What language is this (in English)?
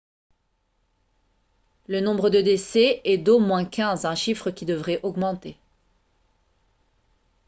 French